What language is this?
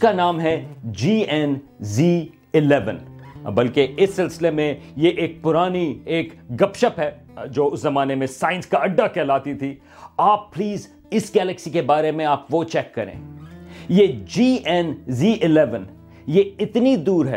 Urdu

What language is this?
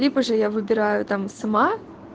Russian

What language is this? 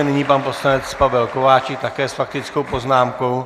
Czech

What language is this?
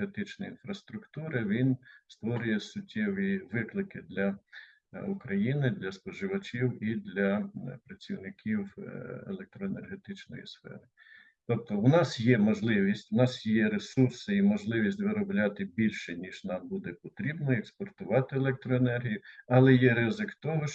Ukrainian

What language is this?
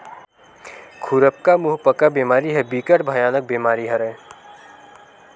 Chhattisgarhi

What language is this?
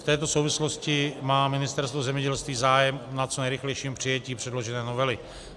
Czech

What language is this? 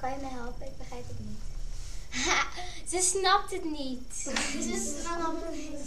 Dutch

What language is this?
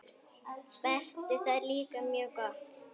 Icelandic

